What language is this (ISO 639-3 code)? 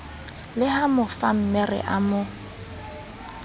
sot